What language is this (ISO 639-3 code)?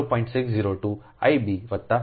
guj